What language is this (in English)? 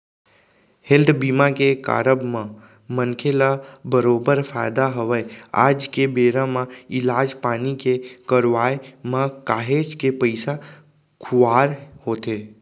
Chhattisgarhi